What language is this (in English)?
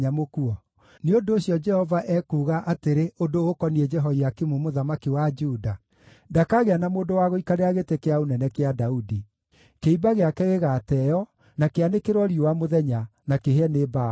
Kikuyu